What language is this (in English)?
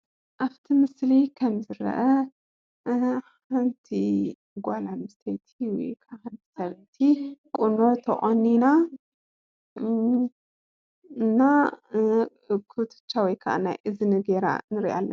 Tigrinya